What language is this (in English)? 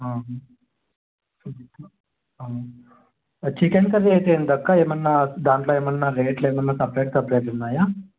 Telugu